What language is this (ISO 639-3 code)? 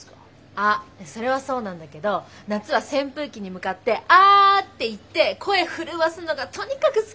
jpn